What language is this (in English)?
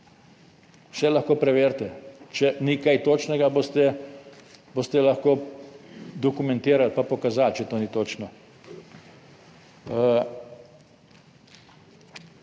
Slovenian